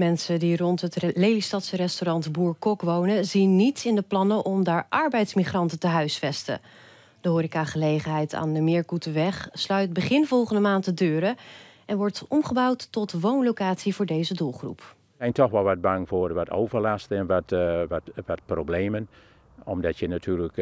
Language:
Dutch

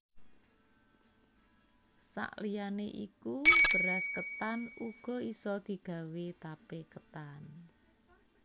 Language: Javanese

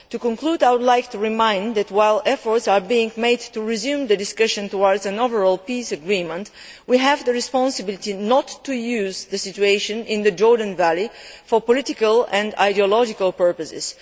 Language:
English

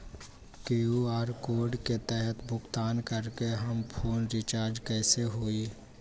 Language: Magahi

